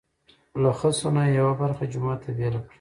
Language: Pashto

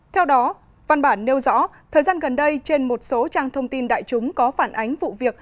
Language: Vietnamese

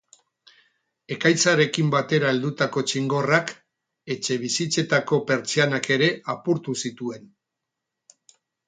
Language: Basque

